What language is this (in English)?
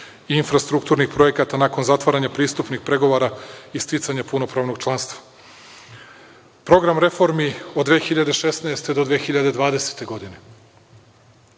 Serbian